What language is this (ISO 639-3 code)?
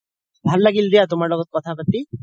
asm